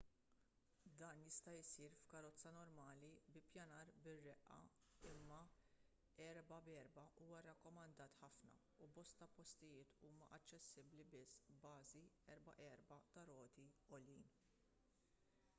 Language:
Maltese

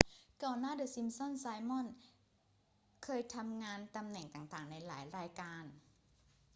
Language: Thai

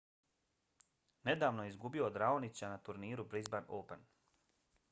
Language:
Bosnian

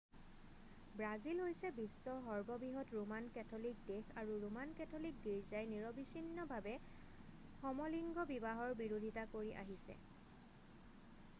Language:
Assamese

